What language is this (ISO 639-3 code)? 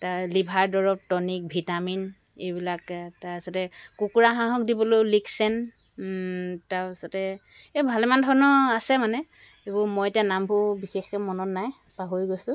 asm